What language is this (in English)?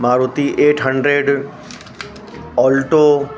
Sindhi